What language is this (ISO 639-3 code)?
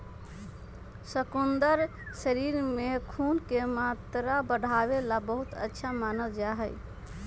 mag